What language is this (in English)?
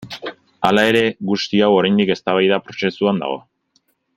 Basque